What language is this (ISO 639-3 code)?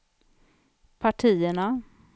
swe